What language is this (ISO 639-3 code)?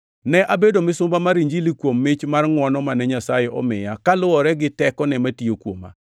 luo